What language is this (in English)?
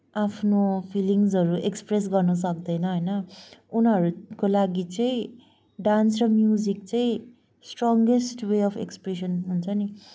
Nepali